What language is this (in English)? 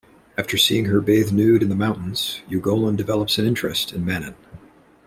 English